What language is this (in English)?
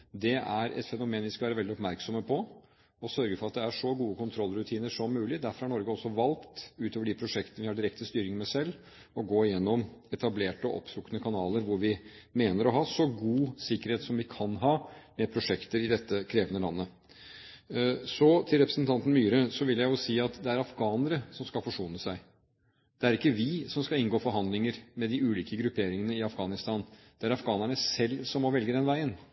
Norwegian Bokmål